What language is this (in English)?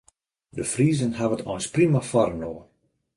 Western Frisian